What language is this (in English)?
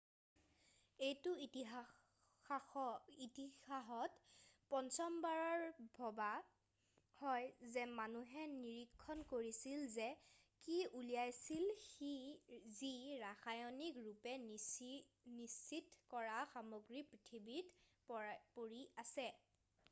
Assamese